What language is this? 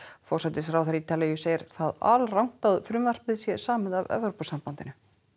Icelandic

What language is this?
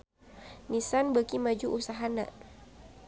Sundanese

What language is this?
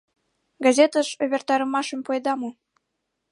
Mari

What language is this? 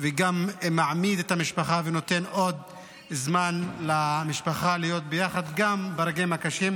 Hebrew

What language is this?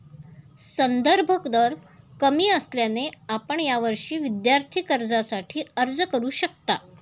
Marathi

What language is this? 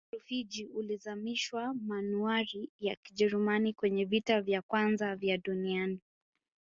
Swahili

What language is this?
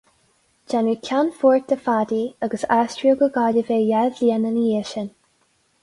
Irish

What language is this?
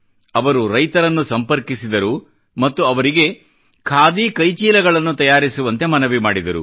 Kannada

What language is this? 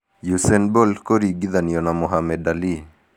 Kikuyu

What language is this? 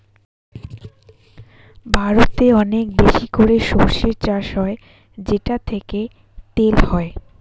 Bangla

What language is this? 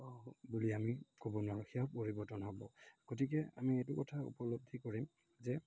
Assamese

